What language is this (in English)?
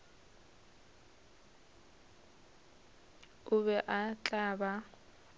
Northern Sotho